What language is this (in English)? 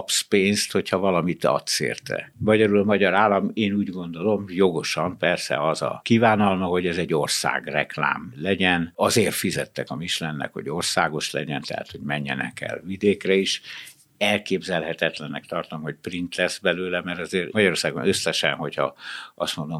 Hungarian